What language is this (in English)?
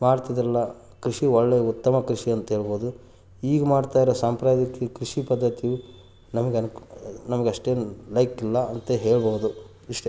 Kannada